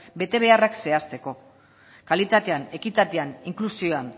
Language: Basque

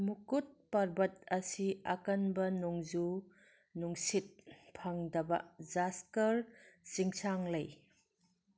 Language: Manipuri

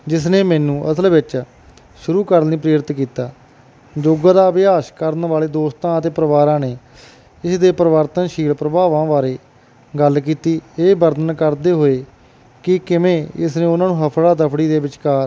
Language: Punjabi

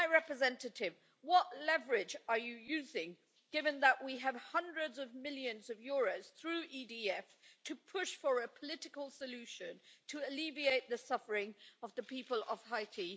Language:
English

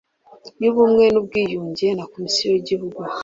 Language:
Kinyarwanda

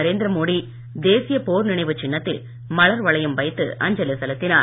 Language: Tamil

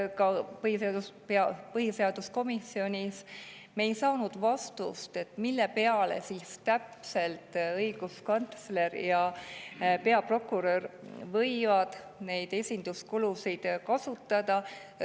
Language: Estonian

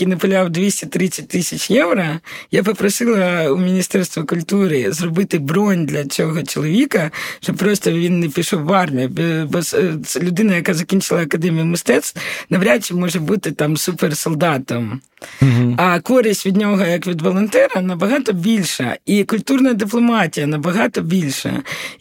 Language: Ukrainian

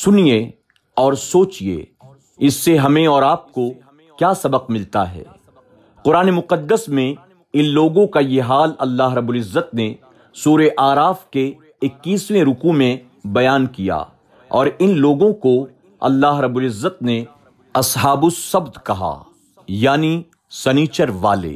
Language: Urdu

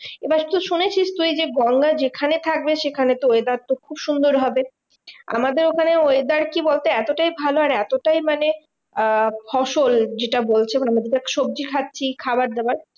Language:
Bangla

